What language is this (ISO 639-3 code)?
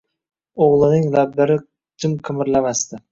uzb